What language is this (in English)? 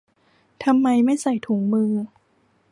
Thai